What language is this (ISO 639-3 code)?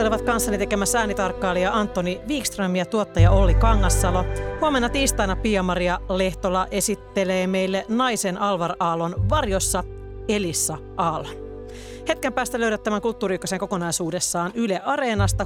fin